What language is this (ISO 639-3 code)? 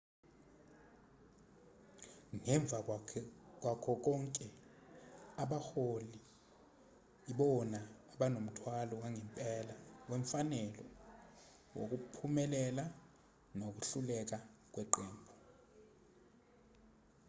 zul